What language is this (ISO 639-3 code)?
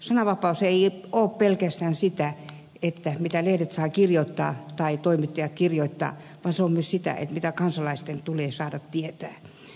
fin